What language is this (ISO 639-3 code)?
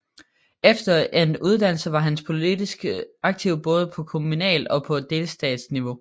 dan